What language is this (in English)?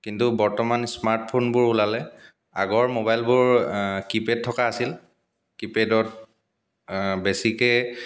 Assamese